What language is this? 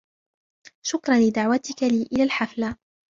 Arabic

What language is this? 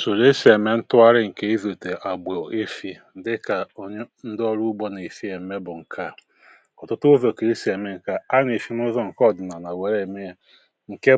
Igbo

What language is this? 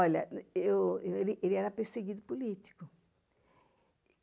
Portuguese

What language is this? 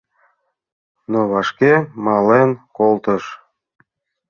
Mari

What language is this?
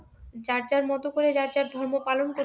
Bangla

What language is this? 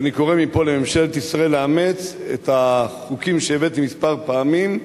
Hebrew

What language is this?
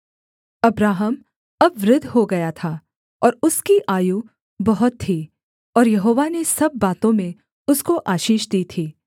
Hindi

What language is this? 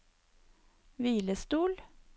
Norwegian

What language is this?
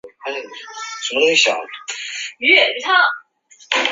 Chinese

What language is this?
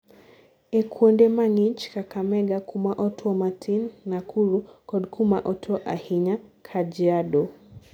Luo (Kenya and Tanzania)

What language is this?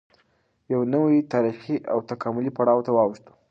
Pashto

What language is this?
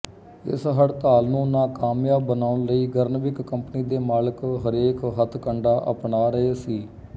Punjabi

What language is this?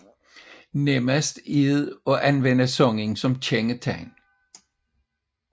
Danish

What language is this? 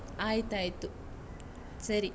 Kannada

